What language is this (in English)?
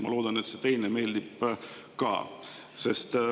Estonian